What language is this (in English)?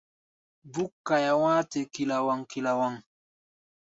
Gbaya